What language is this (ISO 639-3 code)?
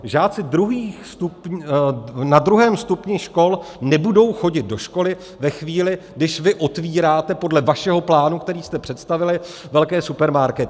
ces